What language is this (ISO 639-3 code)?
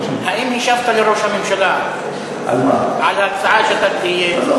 heb